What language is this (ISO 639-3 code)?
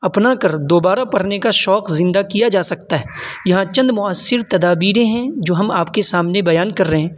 urd